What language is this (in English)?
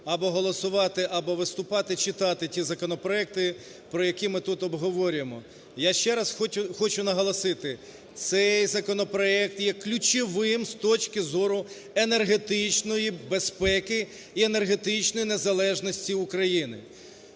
Ukrainian